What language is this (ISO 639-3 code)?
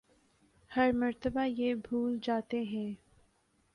urd